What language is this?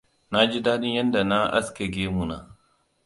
Hausa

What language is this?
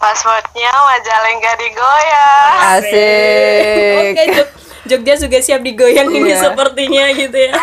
Indonesian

